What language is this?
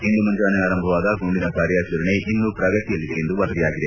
Kannada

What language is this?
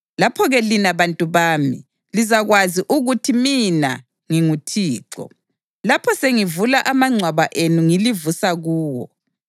North Ndebele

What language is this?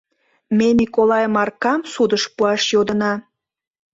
Mari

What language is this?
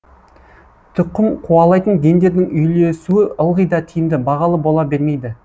Kazakh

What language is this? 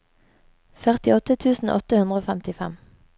Norwegian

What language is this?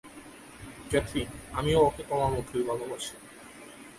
Bangla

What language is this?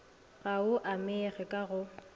Northern Sotho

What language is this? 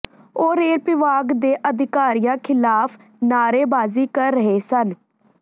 Punjabi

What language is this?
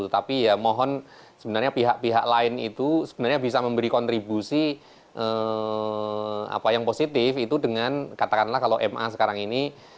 Indonesian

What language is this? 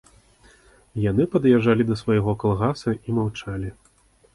Belarusian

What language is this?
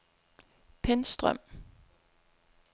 Danish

